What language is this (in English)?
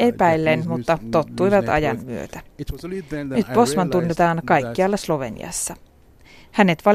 Finnish